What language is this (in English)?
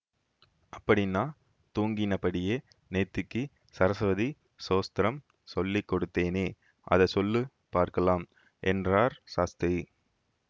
Tamil